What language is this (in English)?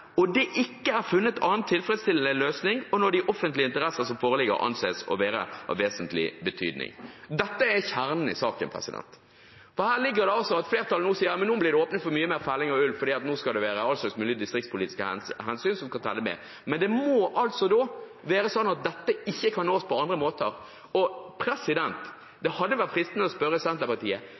Norwegian Bokmål